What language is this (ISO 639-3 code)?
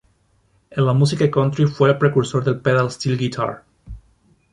spa